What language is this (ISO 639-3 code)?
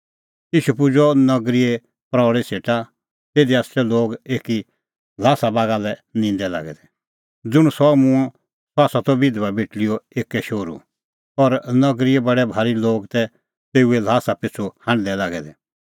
kfx